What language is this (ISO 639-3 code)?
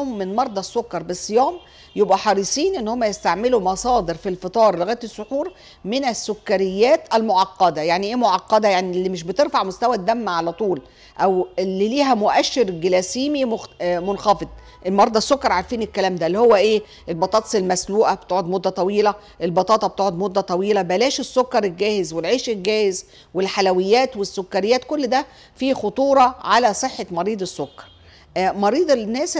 ara